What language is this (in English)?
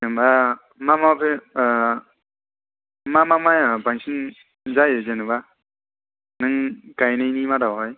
Bodo